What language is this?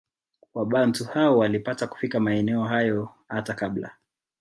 Swahili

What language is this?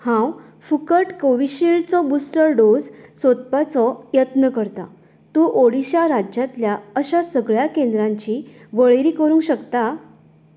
Konkani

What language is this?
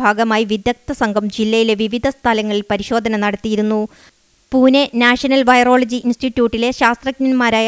Hindi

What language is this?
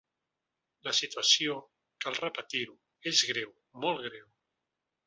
Catalan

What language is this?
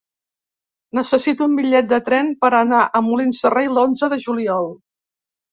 Catalan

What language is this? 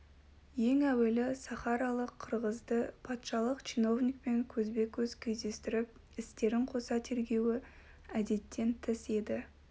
Kazakh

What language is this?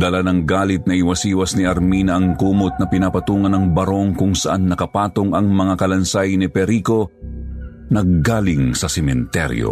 Filipino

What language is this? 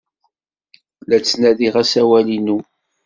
Kabyle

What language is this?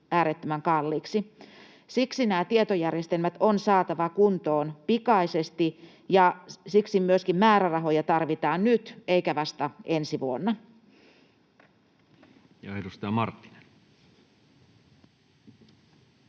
Finnish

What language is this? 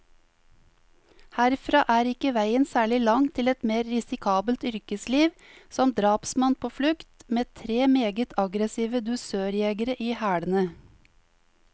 Norwegian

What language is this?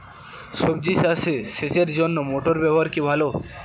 Bangla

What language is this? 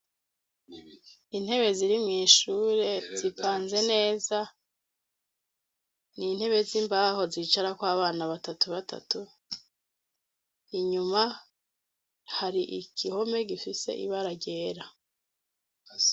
Rundi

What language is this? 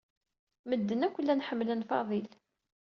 Kabyle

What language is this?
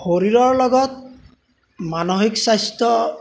Assamese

